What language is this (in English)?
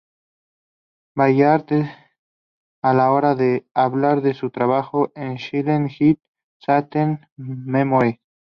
Spanish